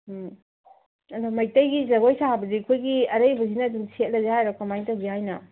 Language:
Manipuri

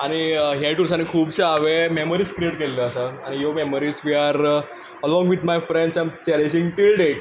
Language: Konkani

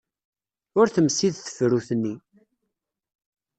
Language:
Kabyle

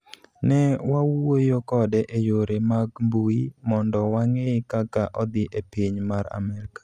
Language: Luo (Kenya and Tanzania)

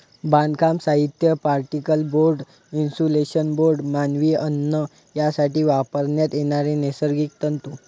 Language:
Marathi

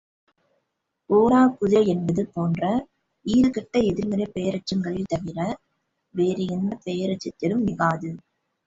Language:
Tamil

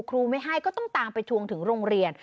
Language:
Thai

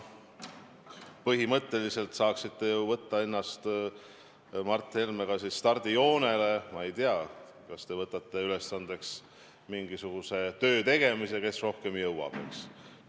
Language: Estonian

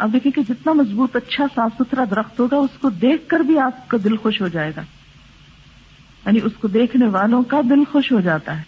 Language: Urdu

